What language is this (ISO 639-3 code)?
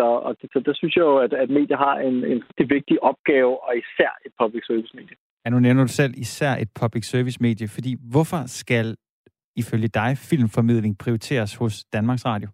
dan